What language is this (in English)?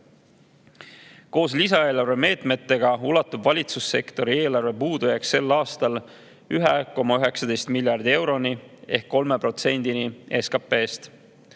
Estonian